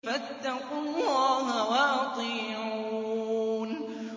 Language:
Arabic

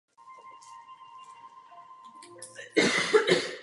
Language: Czech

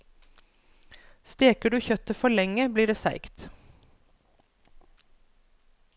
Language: Norwegian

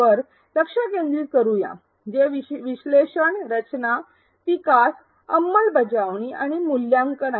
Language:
Marathi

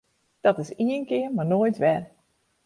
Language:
Western Frisian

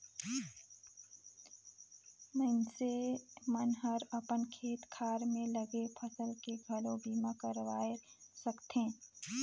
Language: Chhattisgarhi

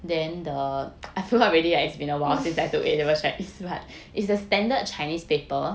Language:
English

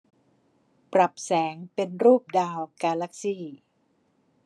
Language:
Thai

